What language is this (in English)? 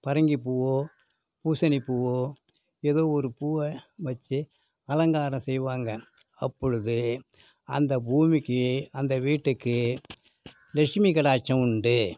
Tamil